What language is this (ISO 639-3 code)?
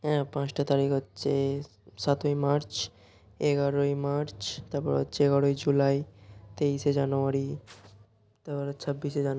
ben